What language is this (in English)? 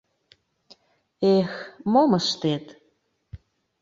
Mari